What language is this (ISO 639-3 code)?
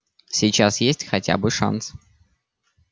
rus